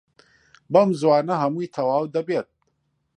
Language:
Central Kurdish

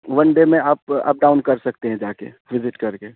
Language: Urdu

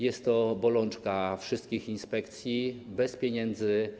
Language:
Polish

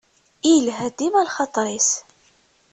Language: Kabyle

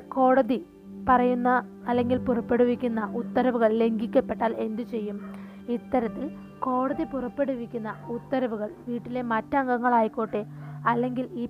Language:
Malayalam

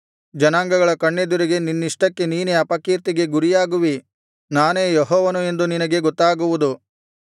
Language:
Kannada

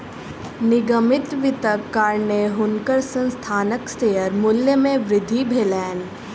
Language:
Maithili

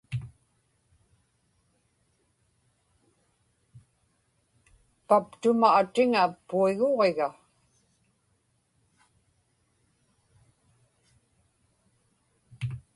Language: Inupiaq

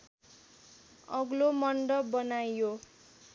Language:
Nepali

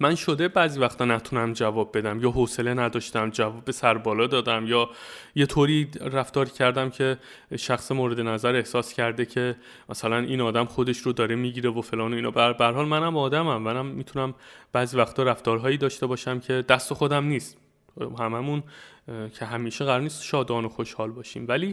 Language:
Persian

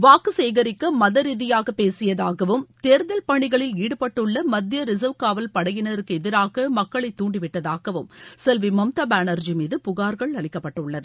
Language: Tamil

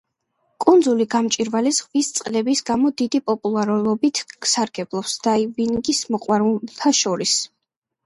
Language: Georgian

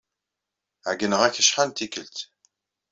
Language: Kabyle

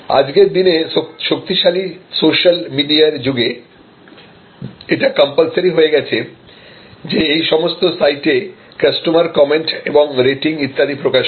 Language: Bangla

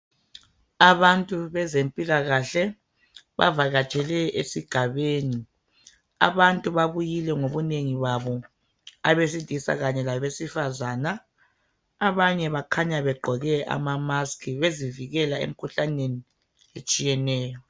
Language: North Ndebele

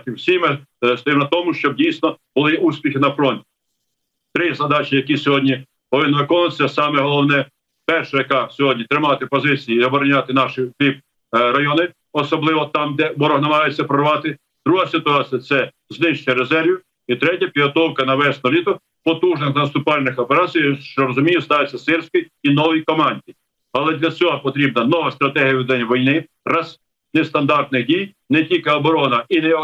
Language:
Ukrainian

